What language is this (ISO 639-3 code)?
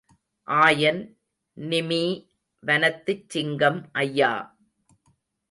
tam